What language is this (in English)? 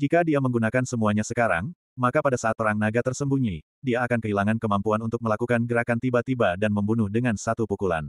Indonesian